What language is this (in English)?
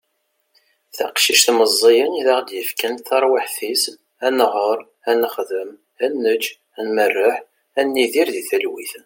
Kabyle